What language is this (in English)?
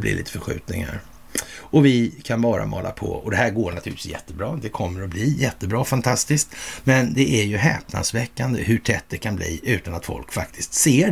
Swedish